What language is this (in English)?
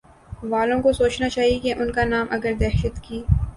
Urdu